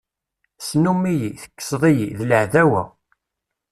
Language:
Kabyle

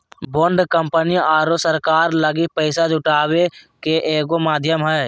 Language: Magahi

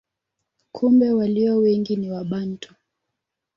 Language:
Swahili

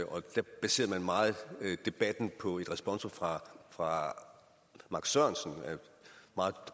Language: Danish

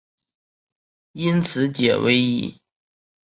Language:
Chinese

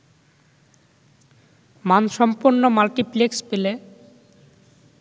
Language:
Bangla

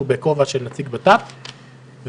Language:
Hebrew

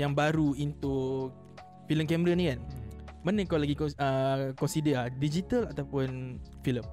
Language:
Malay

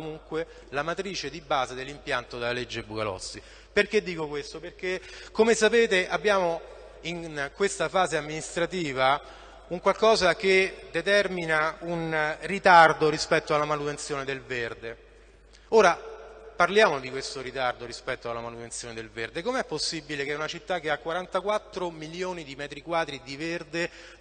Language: Italian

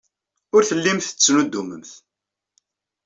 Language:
Kabyle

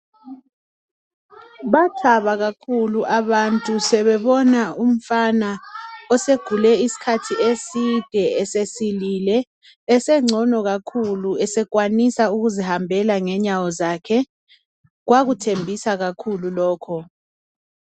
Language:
North Ndebele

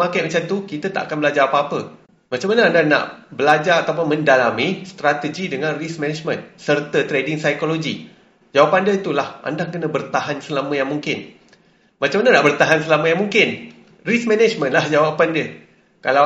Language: Malay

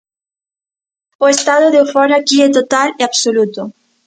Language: Galician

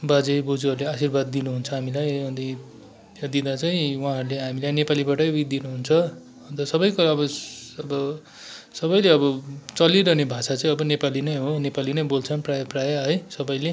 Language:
Nepali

